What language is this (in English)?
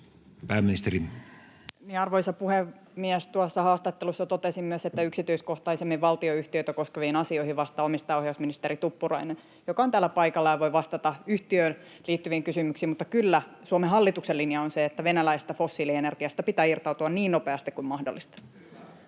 Finnish